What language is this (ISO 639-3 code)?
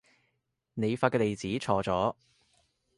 yue